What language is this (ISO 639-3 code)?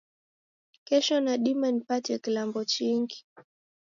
dav